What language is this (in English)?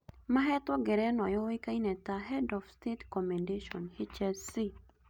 Kikuyu